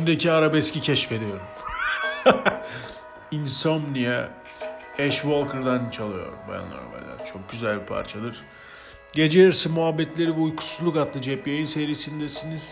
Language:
Turkish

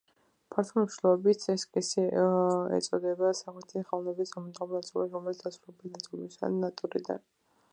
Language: Georgian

